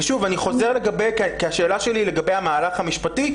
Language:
Hebrew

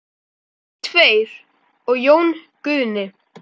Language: Icelandic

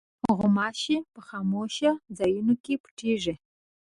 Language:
Pashto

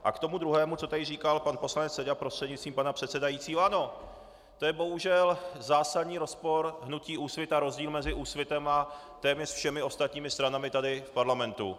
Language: Czech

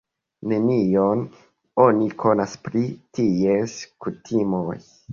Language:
Esperanto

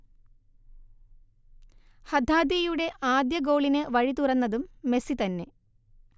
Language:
Malayalam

